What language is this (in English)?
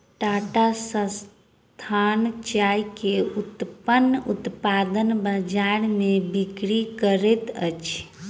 Maithili